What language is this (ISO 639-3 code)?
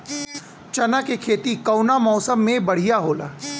bho